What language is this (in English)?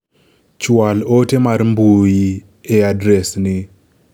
Luo (Kenya and Tanzania)